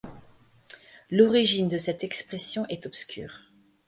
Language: French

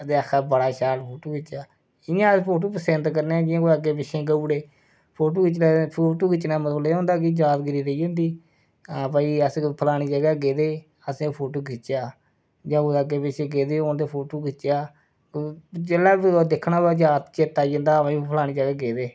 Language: Dogri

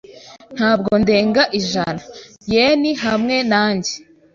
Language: Kinyarwanda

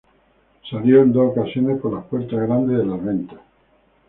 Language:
Spanish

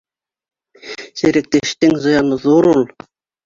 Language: Bashkir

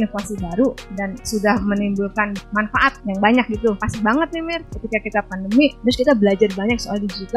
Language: Indonesian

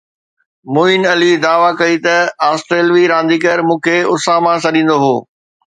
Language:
Sindhi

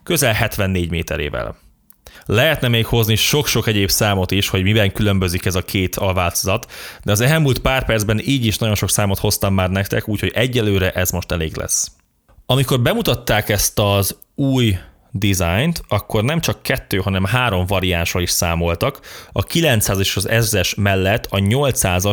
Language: Hungarian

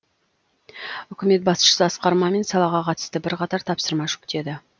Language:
Kazakh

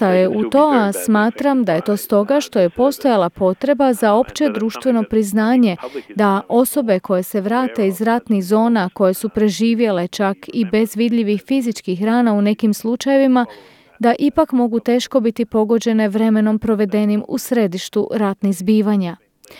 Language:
Croatian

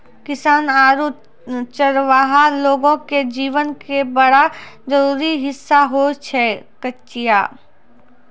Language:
Maithili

